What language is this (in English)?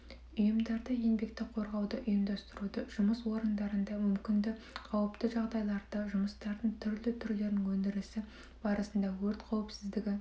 Kazakh